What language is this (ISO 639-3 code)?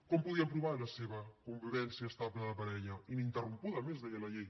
cat